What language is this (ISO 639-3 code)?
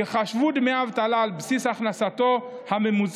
heb